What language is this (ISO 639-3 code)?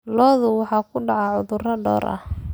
som